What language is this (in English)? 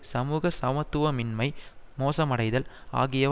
Tamil